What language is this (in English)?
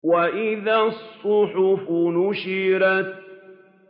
Arabic